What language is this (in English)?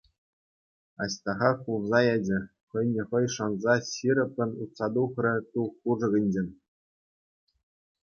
Chuvash